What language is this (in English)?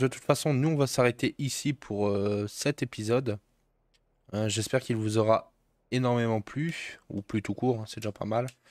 French